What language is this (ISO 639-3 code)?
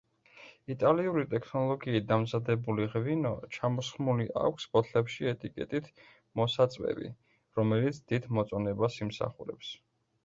kat